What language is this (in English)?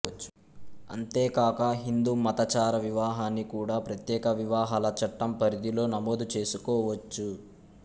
Telugu